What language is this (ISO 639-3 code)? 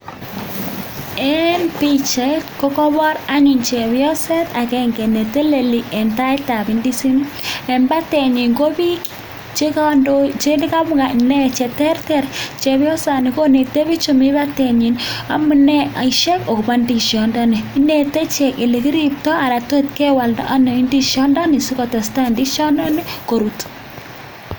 kln